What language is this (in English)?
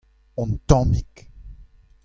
Breton